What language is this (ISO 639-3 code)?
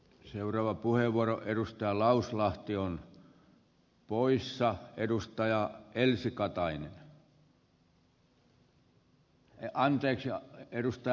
fin